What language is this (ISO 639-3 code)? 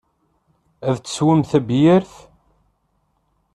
kab